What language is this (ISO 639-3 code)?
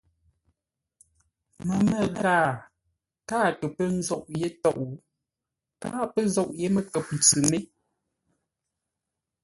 nla